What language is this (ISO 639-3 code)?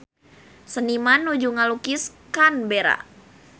sun